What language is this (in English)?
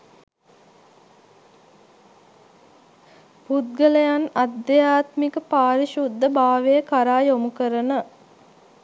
Sinhala